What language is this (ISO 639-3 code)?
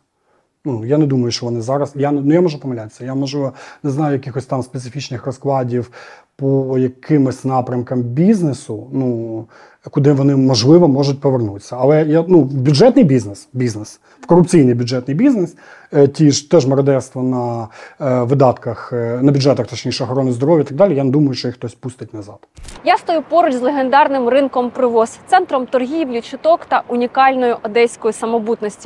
ukr